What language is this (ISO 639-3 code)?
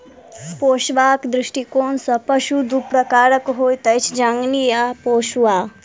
mai